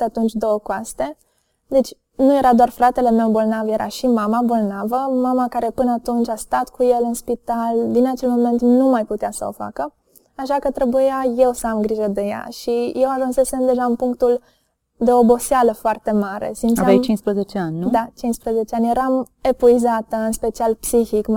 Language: Romanian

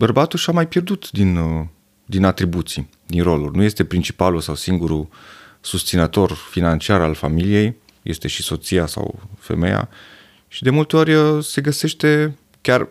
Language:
Romanian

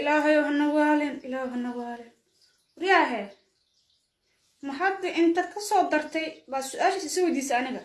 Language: Somali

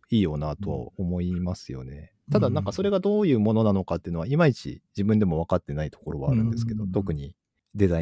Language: Japanese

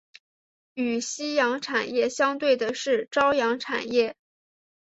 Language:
Chinese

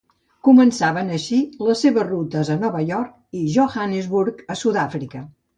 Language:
Catalan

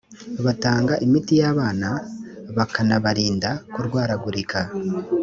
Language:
Kinyarwanda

